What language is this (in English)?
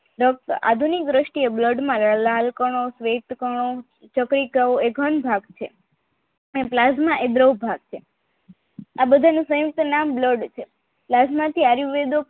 Gujarati